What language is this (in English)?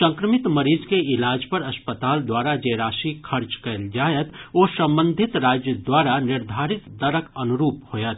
Maithili